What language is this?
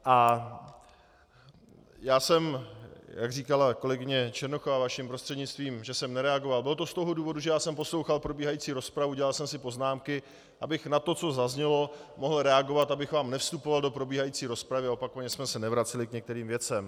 Czech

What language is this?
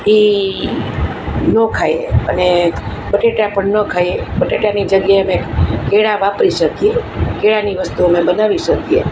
Gujarati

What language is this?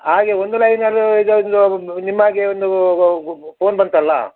Kannada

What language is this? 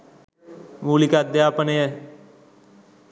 Sinhala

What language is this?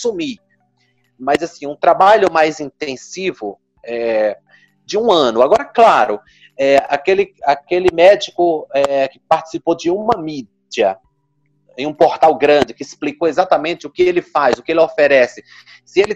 Portuguese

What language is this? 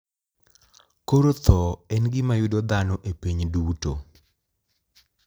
Luo (Kenya and Tanzania)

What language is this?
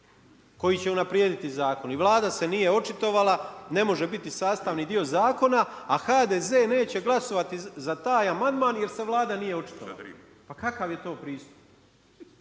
Croatian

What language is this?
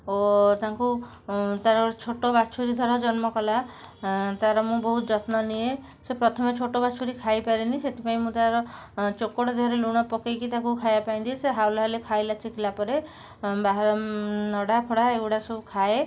Odia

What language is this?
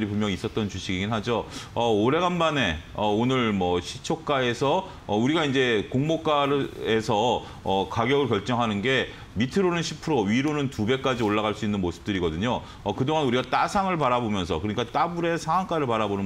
Korean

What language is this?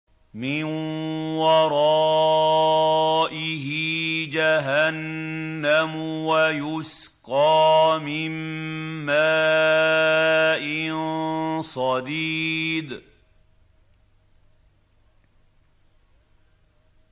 Arabic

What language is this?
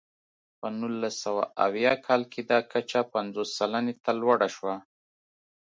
Pashto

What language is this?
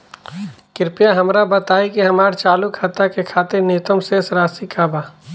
Bhojpuri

